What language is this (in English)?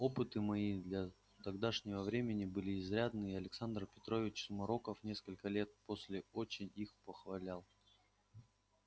Russian